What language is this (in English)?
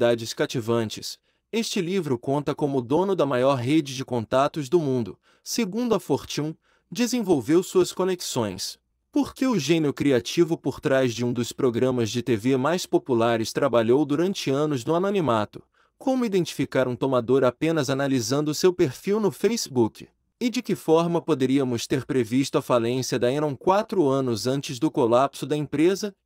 Portuguese